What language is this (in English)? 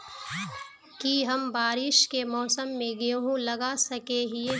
Magahi